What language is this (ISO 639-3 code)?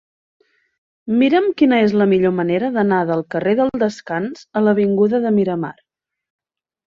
cat